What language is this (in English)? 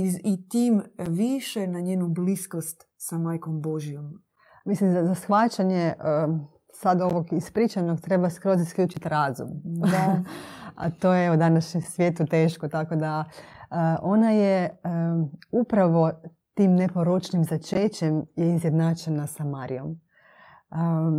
Croatian